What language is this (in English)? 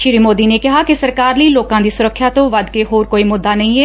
Punjabi